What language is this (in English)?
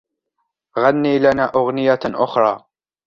Arabic